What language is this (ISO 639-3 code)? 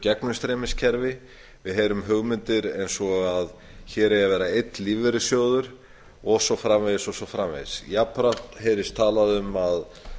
isl